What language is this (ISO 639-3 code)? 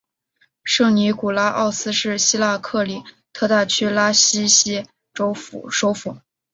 zho